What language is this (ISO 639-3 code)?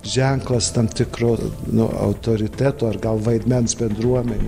lit